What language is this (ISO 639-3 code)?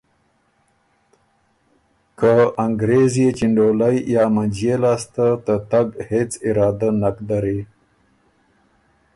oru